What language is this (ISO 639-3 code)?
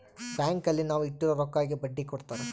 kan